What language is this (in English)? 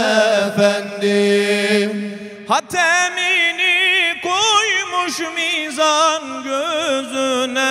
Arabic